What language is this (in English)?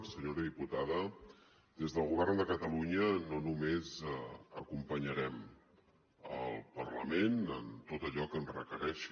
Catalan